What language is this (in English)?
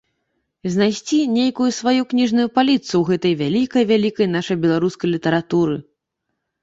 Belarusian